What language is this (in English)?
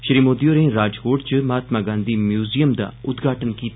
Dogri